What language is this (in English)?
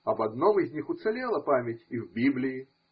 Russian